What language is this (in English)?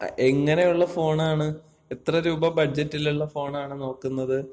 Malayalam